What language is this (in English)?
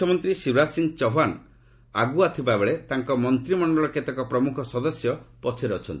Odia